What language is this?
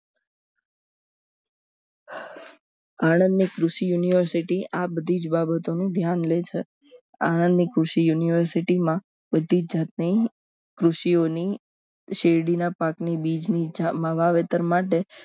Gujarati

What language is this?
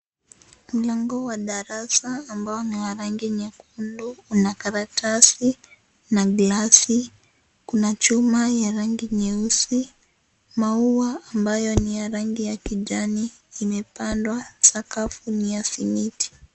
Swahili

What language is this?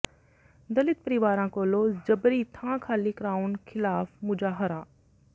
Punjabi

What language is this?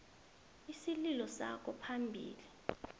South Ndebele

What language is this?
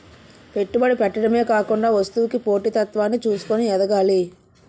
Telugu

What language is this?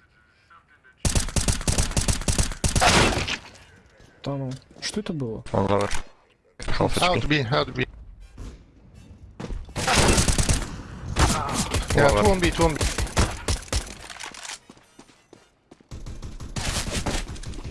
Russian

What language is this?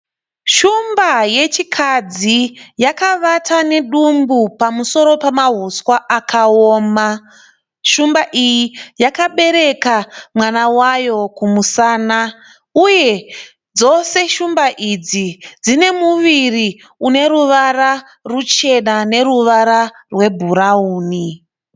Shona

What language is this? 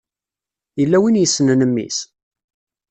Kabyle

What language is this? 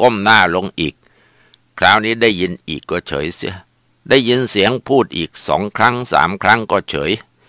Thai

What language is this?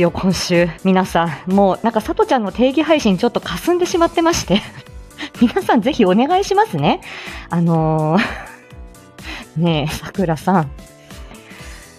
Japanese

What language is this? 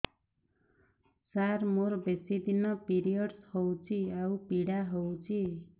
Odia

